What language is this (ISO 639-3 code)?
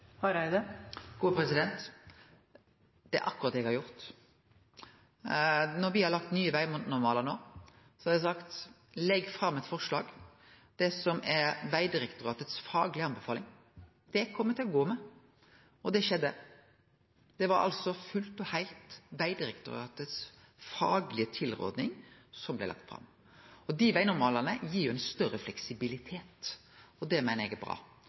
nor